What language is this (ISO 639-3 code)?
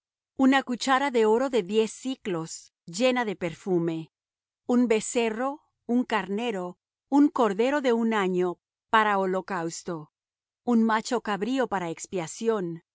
spa